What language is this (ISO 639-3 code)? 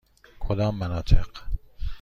fas